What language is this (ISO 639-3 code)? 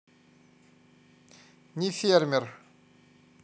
rus